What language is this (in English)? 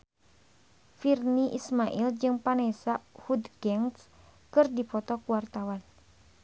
Sundanese